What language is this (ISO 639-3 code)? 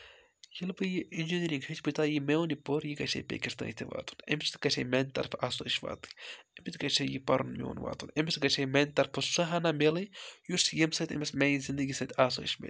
kas